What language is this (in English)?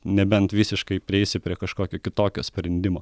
Lithuanian